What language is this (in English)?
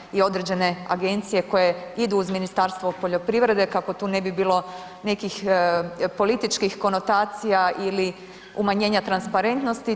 Croatian